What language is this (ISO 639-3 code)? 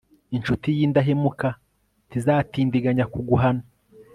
kin